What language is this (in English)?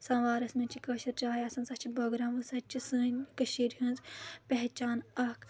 Kashmiri